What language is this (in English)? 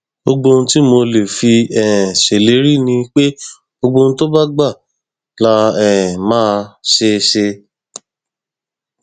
Yoruba